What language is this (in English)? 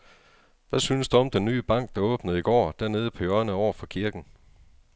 Danish